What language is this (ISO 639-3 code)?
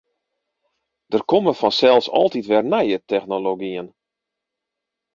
fry